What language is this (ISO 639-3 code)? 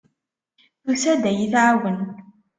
kab